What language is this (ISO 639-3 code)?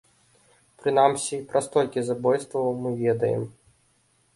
bel